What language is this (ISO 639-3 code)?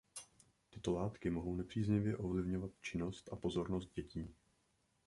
ces